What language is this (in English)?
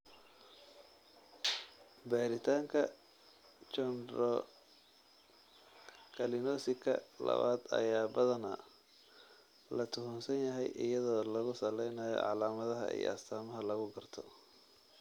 Somali